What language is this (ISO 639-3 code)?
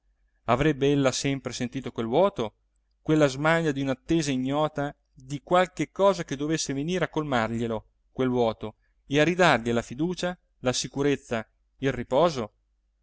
ita